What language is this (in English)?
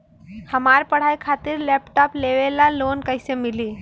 Bhojpuri